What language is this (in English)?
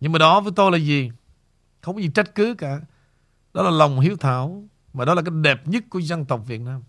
Vietnamese